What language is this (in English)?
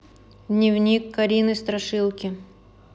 Russian